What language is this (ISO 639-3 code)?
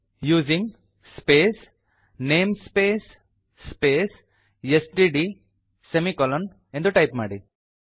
kan